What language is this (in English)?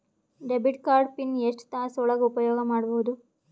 Kannada